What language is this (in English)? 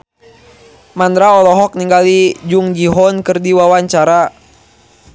Sundanese